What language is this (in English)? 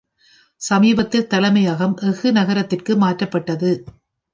Tamil